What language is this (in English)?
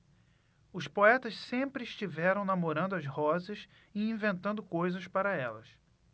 Portuguese